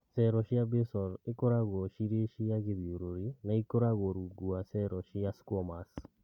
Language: Kikuyu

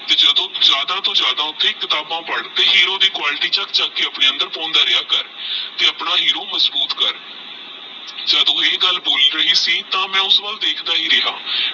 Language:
Punjabi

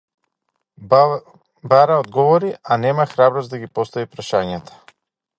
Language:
Macedonian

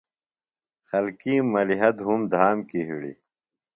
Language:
Phalura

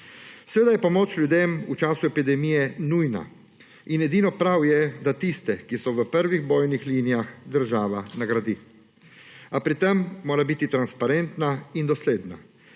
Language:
Slovenian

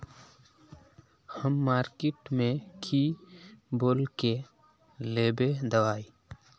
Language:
Magahi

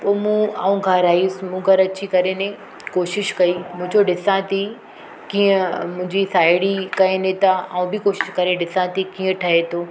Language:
Sindhi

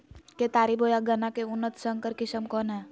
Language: Magahi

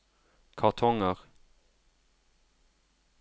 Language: Norwegian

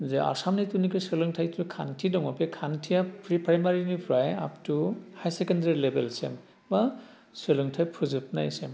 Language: Bodo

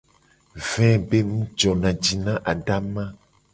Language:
Gen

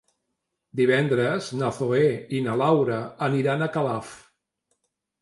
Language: Catalan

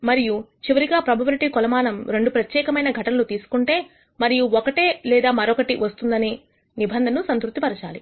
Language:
Telugu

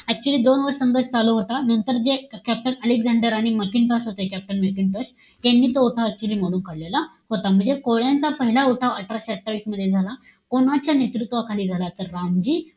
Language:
Marathi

